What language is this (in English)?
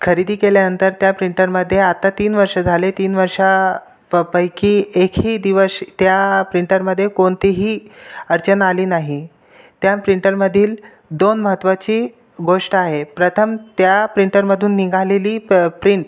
Marathi